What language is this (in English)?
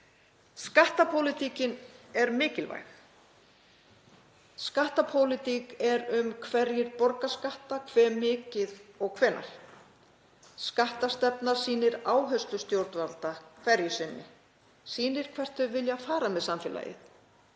Icelandic